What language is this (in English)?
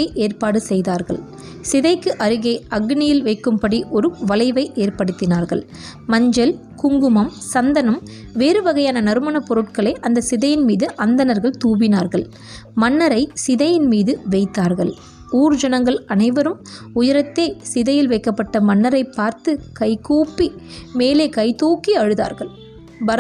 Tamil